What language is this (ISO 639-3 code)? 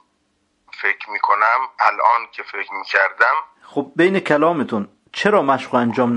fas